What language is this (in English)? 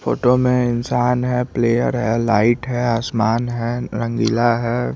Hindi